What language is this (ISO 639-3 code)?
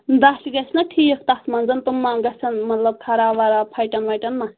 kas